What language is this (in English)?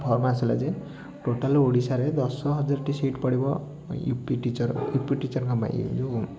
Odia